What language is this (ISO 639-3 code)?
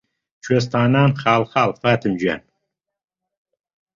ckb